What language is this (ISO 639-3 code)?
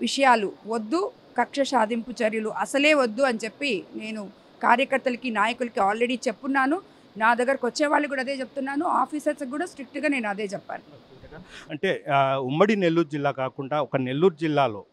tel